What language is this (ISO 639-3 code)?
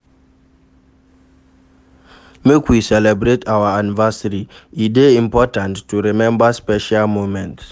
pcm